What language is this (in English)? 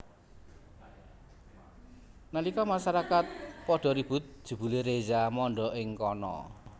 Javanese